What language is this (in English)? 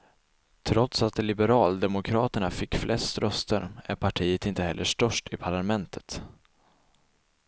Swedish